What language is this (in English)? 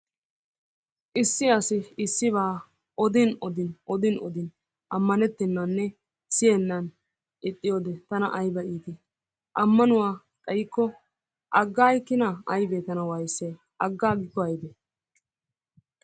Wolaytta